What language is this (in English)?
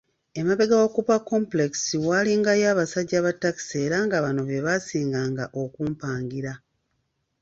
Ganda